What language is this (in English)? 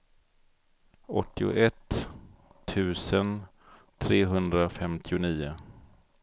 Swedish